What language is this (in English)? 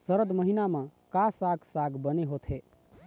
Chhattisgarhi